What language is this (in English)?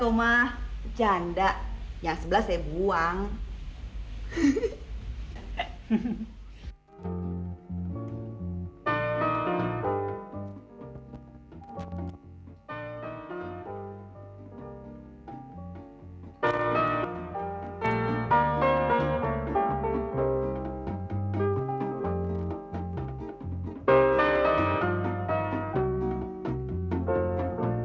Indonesian